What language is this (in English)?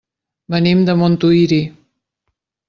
Catalan